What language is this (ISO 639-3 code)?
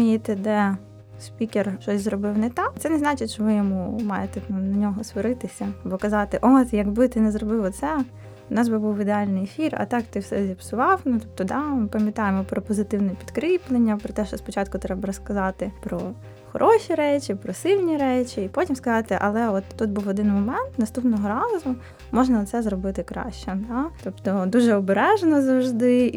ukr